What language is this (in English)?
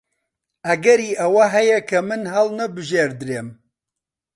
Central Kurdish